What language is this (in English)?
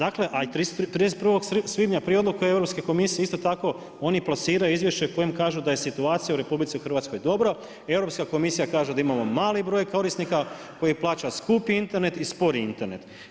Croatian